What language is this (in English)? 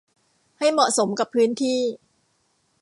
Thai